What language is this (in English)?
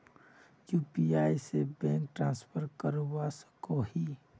Magahi